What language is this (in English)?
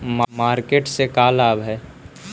Magahi